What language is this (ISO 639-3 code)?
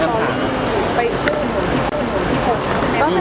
tha